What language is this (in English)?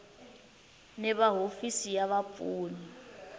Tsonga